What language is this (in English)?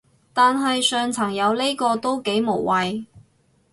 Cantonese